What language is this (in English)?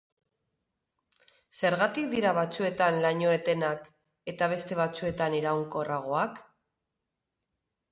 Basque